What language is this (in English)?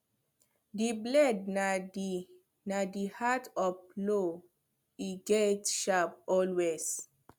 Nigerian Pidgin